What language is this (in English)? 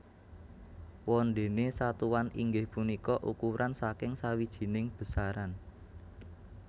Javanese